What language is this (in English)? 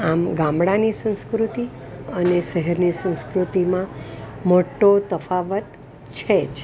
Gujarati